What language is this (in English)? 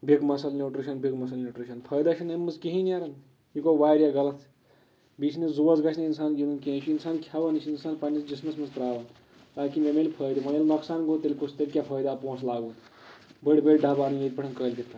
Kashmiri